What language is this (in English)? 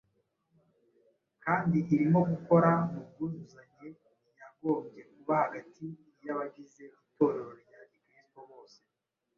Kinyarwanda